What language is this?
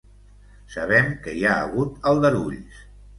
Catalan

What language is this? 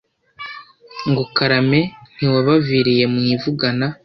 Kinyarwanda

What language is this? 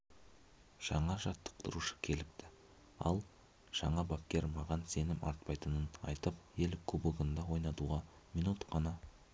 Kazakh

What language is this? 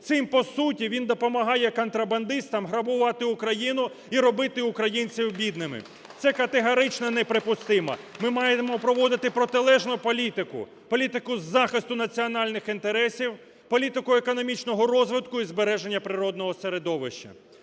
Ukrainian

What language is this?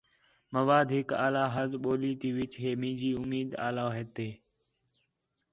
Khetrani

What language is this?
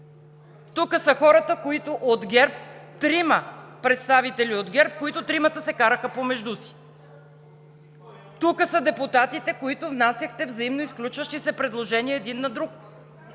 Bulgarian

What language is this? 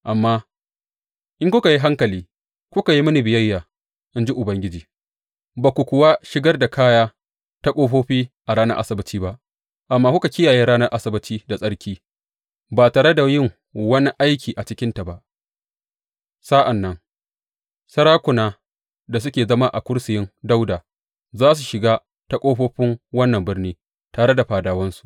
Hausa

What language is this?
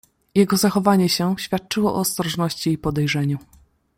Polish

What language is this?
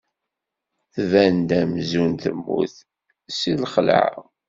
Kabyle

